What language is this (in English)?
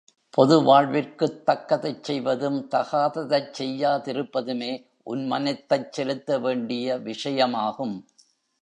Tamil